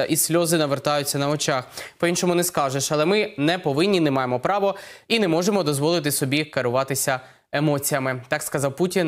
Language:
Ukrainian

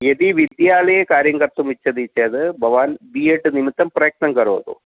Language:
Sanskrit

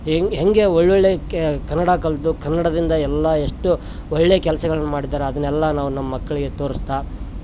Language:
Kannada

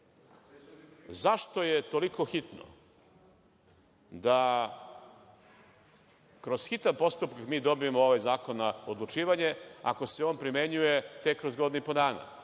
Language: Serbian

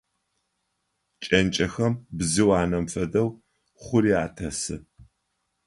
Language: Adyghe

